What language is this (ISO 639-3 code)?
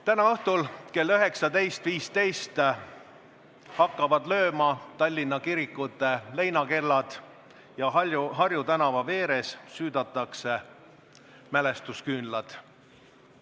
est